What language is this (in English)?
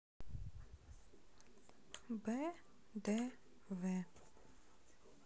Russian